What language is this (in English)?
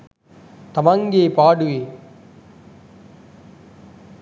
Sinhala